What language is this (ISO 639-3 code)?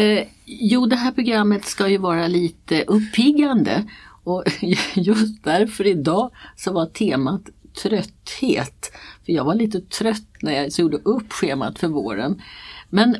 swe